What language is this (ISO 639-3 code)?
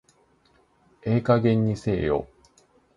jpn